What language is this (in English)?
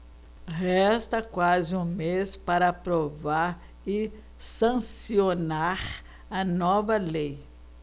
Portuguese